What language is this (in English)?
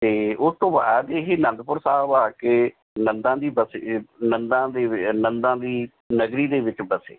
Punjabi